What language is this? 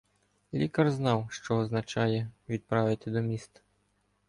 Ukrainian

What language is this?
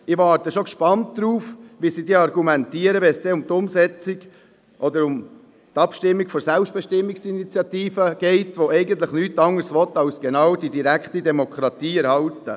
Swiss German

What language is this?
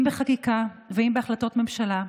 Hebrew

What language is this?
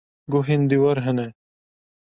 Kurdish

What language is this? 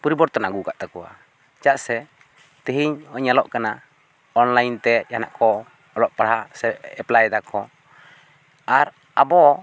Santali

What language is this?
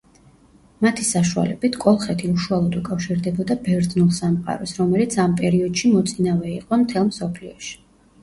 Georgian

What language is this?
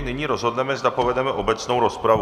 Czech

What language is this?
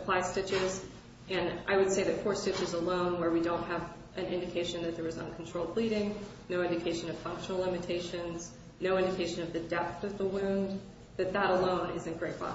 English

